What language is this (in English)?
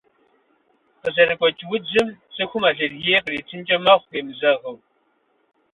Kabardian